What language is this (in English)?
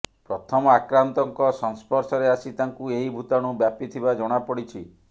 Odia